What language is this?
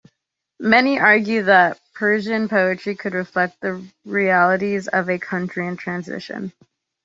English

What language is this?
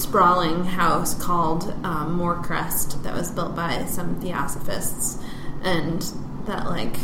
English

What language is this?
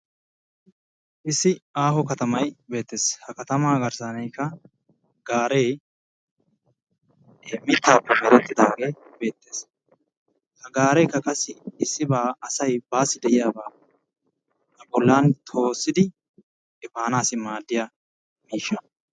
Wolaytta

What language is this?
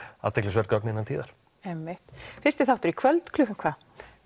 Icelandic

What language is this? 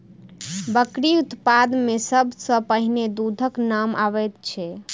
Maithili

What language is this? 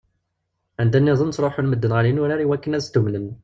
Kabyle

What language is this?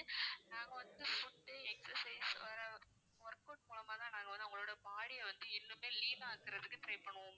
Tamil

